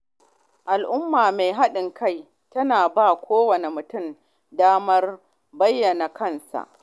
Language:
Hausa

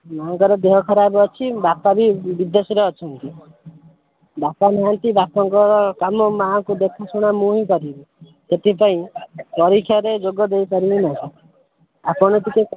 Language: Odia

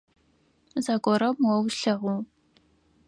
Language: Adyghe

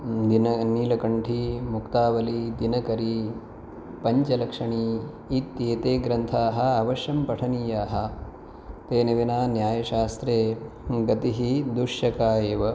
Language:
Sanskrit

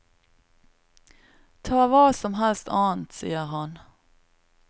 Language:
Norwegian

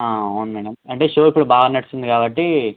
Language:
Telugu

